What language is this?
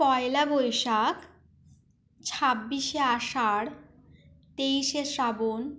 Bangla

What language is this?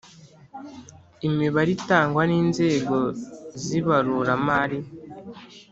Kinyarwanda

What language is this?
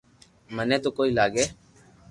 Loarki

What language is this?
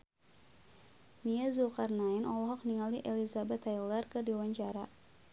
Sundanese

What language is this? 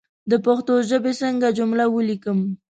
Pashto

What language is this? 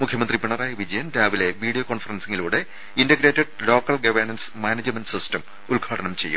Malayalam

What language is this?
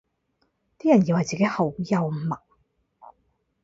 Cantonese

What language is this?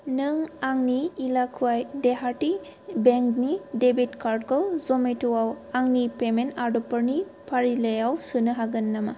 Bodo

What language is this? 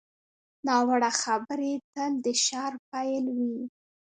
Pashto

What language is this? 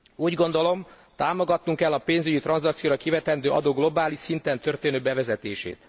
Hungarian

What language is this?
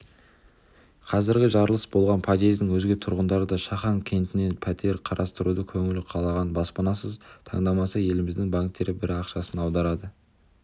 Kazakh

